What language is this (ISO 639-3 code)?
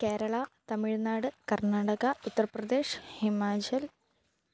mal